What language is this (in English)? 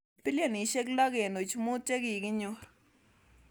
Kalenjin